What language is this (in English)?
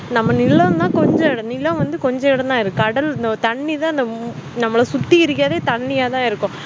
Tamil